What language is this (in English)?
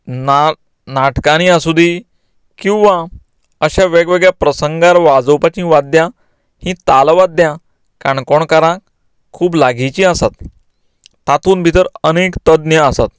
Konkani